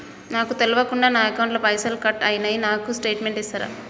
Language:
Telugu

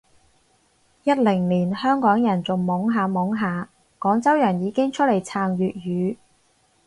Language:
Cantonese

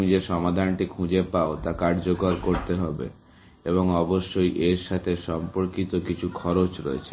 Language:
Bangla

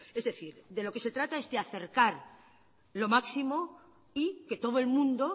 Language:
Spanish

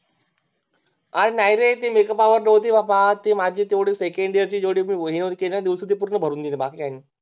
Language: Marathi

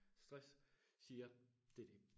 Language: Danish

